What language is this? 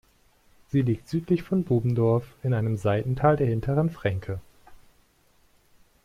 German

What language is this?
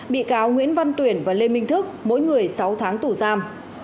Vietnamese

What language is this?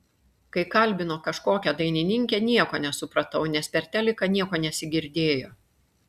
Lithuanian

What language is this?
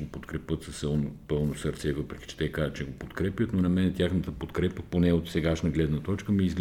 Bulgarian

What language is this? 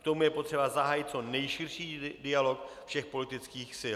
Czech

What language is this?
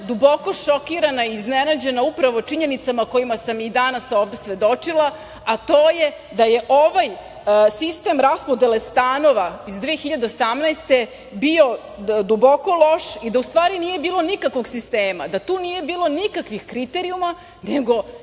Serbian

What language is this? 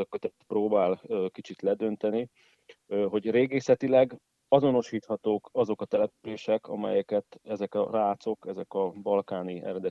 Hungarian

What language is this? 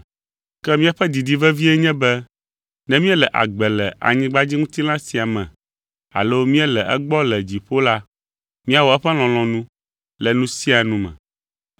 Ewe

